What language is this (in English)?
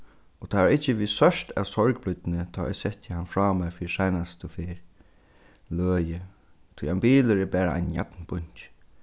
Faroese